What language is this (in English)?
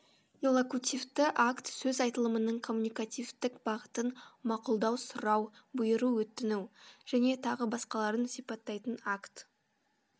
Kazakh